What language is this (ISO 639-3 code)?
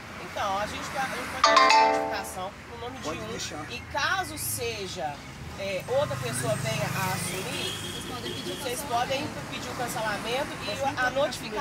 por